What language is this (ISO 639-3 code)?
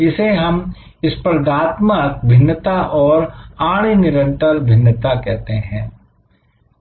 hin